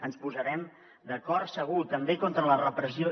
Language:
Catalan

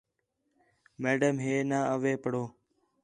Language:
Khetrani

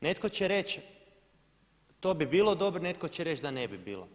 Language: Croatian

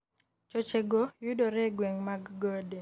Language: Luo (Kenya and Tanzania)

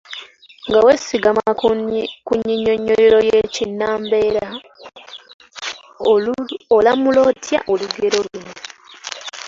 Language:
Ganda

